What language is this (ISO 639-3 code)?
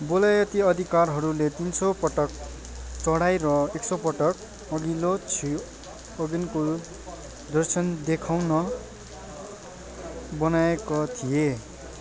nep